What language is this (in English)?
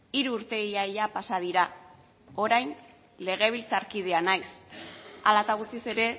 Basque